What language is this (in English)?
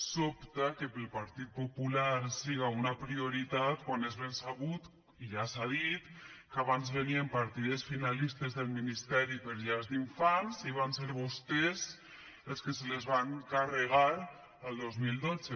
Catalan